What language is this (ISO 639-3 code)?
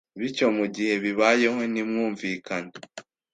kin